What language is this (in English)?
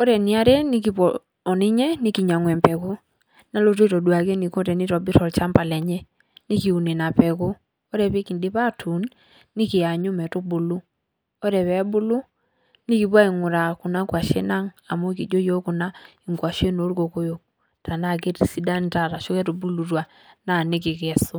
Masai